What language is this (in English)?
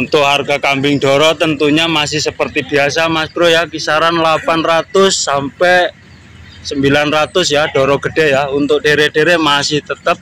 Indonesian